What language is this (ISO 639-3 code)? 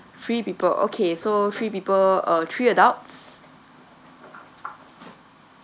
eng